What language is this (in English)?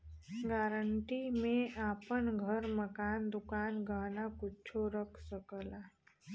Bhojpuri